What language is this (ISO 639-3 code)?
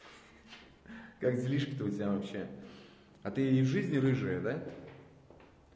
rus